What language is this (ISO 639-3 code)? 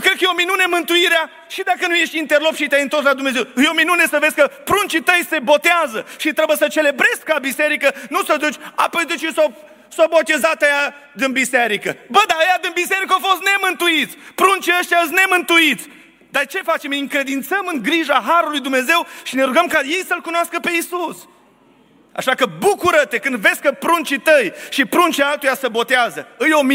ron